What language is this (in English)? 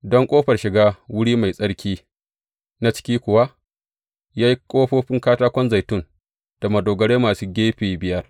Hausa